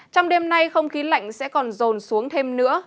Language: Vietnamese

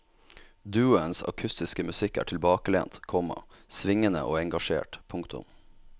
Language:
Norwegian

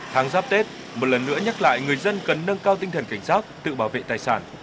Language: Vietnamese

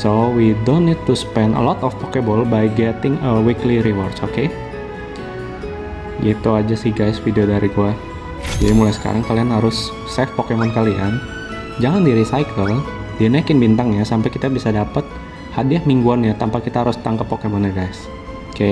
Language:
Indonesian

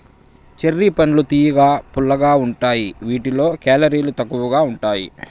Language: Telugu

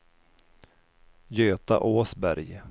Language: Swedish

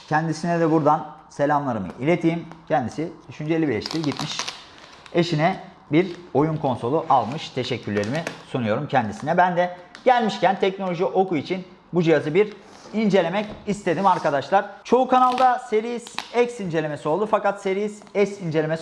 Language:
Turkish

